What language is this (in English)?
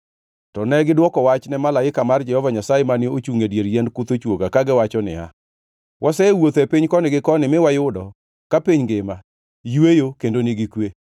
Luo (Kenya and Tanzania)